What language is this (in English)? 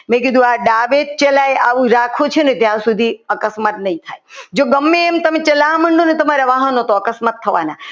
Gujarati